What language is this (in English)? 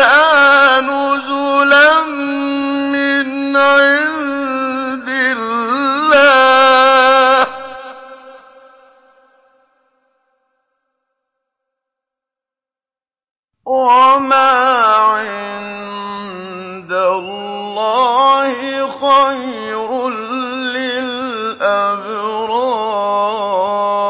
Arabic